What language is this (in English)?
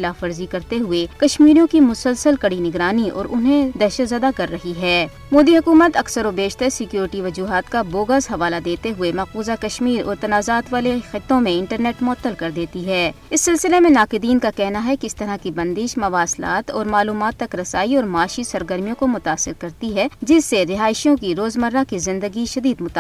Urdu